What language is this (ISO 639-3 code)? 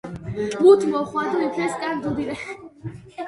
kat